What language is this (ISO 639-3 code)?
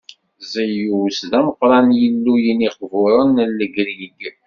kab